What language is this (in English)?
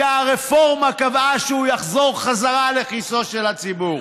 Hebrew